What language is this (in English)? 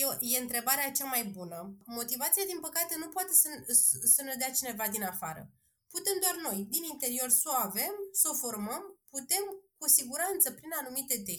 Romanian